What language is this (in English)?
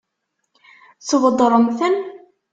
Kabyle